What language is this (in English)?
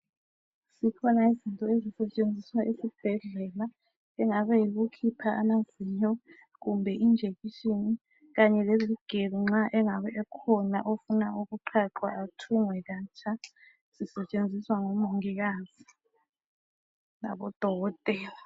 North Ndebele